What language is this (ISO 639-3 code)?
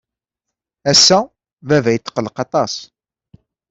kab